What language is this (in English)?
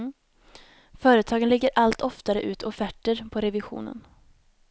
Swedish